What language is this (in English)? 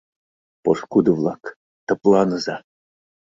Mari